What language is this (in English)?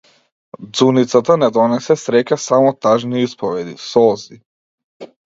Macedonian